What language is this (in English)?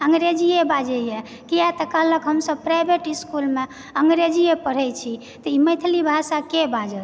Maithili